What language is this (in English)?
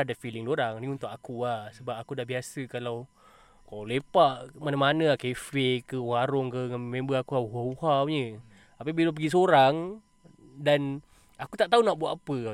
Malay